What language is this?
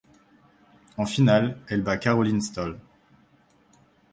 French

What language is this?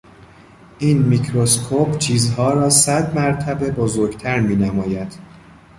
Persian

